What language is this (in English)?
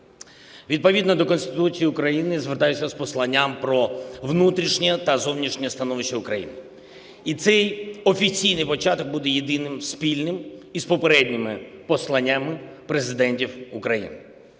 Ukrainian